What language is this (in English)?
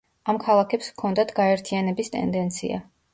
Georgian